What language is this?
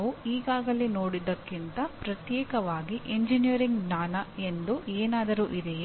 Kannada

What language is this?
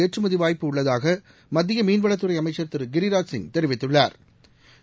Tamil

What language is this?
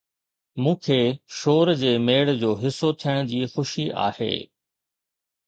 Sindhi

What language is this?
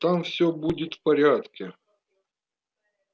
Russian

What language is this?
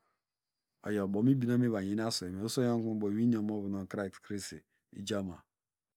Degema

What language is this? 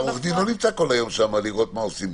Hebrew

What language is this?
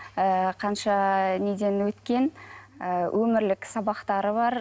Kazakh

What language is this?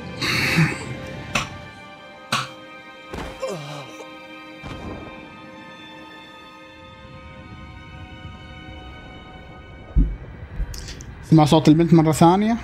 Arabic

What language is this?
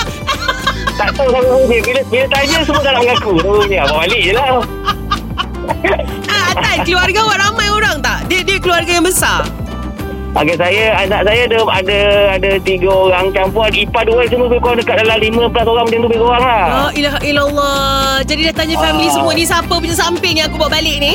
Malay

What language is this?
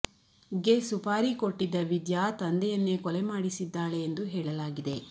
Kannada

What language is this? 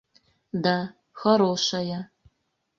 Mari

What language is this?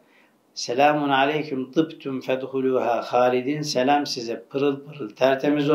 Turkish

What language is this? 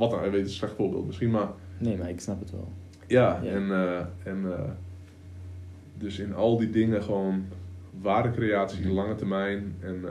Dutch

